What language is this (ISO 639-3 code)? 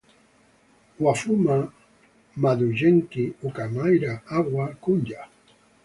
eng